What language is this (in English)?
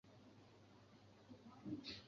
Chinese